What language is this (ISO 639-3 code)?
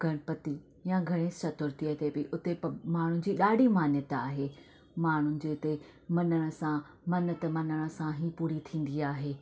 snd